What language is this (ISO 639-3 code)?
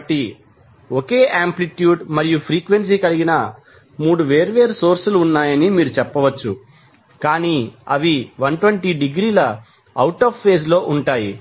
tel